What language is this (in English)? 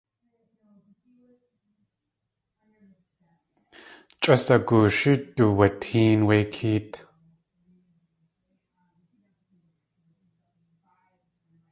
Tlingit